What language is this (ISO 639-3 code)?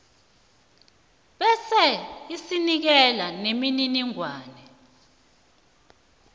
nbl